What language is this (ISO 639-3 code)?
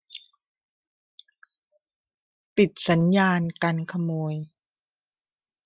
tha